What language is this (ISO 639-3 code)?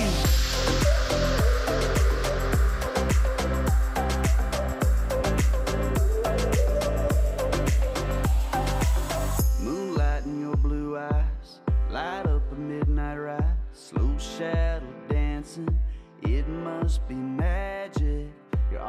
zho